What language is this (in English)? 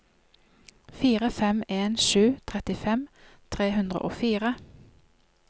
Norwegian